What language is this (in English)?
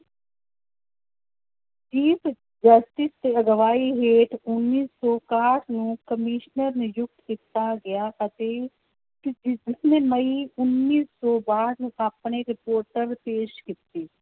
Punjabi